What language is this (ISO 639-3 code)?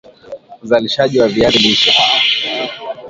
swa